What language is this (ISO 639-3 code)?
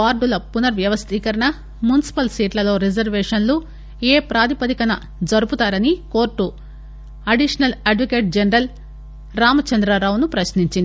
tel